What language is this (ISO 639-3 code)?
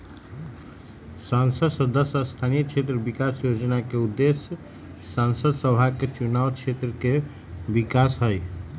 mag